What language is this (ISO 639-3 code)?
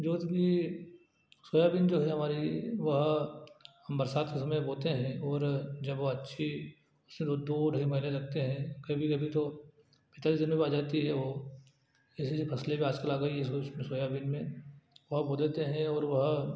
hin